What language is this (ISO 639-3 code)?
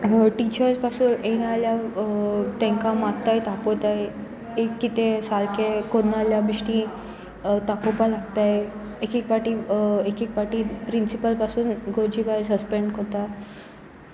kok